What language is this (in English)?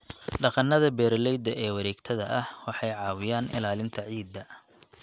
Somali